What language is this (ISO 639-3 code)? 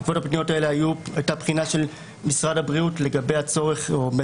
heb